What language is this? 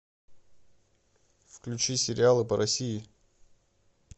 Russian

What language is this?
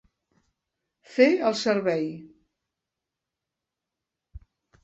Catalan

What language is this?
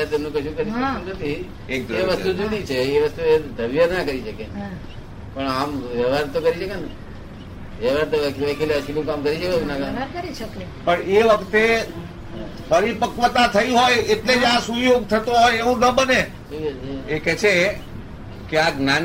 Gujarati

